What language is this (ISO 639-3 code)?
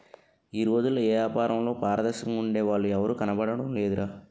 tel